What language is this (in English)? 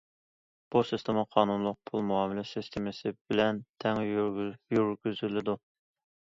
Uyghur